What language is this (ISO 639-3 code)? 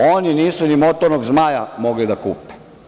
srp